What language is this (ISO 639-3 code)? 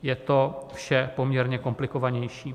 ces